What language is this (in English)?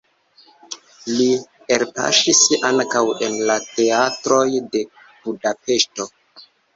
Esperanto